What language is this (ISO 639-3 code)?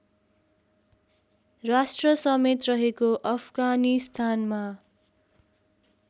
nep